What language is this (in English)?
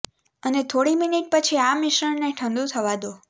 Gujarati